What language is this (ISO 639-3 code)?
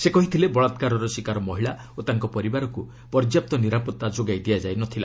ori